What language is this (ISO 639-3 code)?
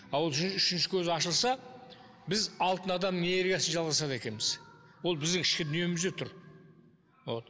kaz